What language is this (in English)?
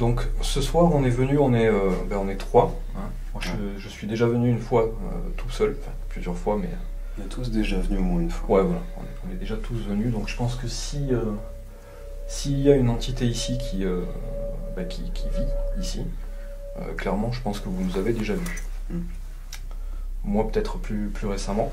French